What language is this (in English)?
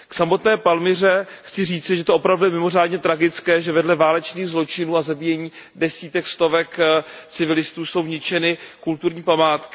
Czech